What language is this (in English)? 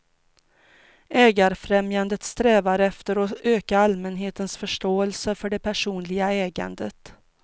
Swedish